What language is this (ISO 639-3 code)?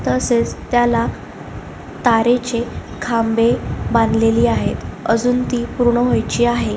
mar